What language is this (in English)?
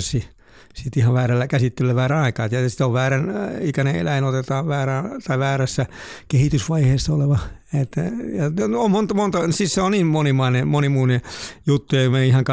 Finnish